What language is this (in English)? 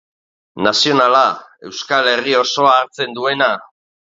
Basque